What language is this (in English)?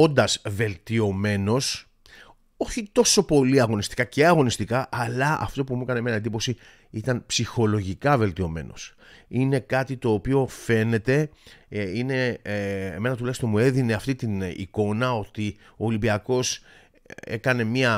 Greek